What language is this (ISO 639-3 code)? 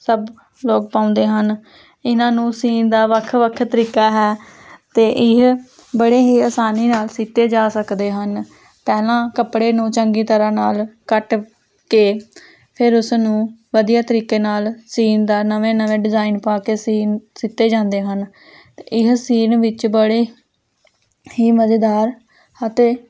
pan